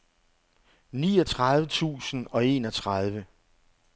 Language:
Danish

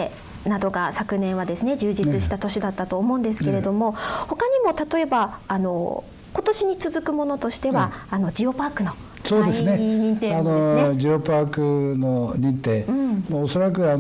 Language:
Japanese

